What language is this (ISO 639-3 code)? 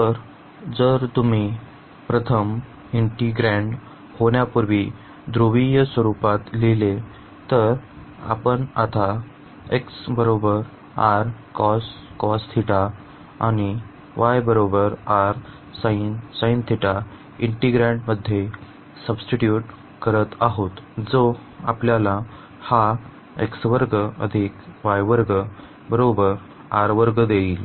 mar